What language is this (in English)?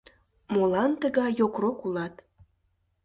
Mari